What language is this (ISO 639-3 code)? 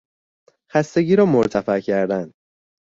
fas